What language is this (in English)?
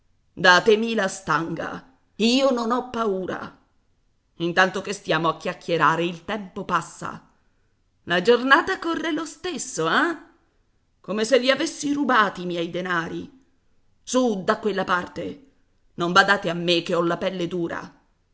Italian